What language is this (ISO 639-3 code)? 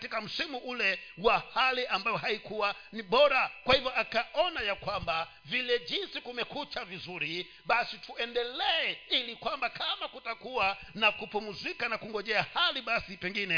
swa